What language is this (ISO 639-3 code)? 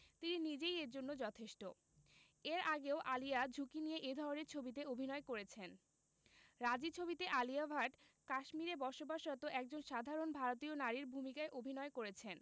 ben